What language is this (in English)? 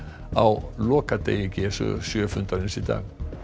Icelandic